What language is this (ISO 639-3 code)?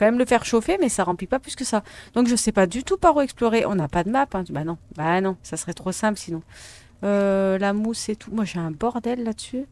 fra